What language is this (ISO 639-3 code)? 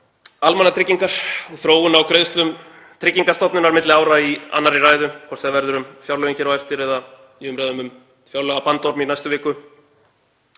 isl